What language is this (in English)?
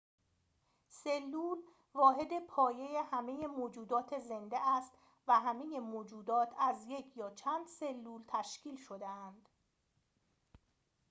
Persian